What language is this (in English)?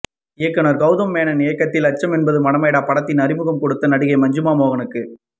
Tamil